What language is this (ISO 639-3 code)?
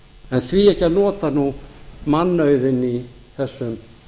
isl